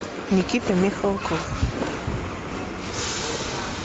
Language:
Russian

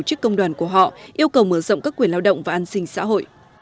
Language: Vietnamese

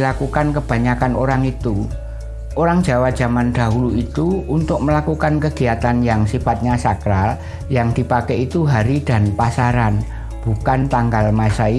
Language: Indonesian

